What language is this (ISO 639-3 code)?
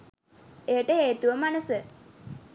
sin